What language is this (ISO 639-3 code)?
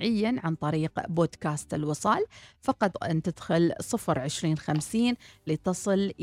ara